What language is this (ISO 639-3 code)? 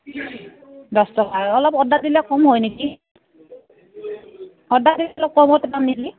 asm